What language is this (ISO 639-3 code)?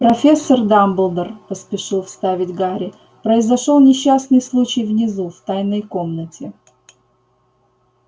rus